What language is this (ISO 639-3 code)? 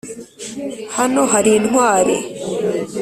kin